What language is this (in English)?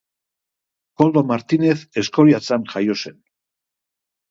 Basque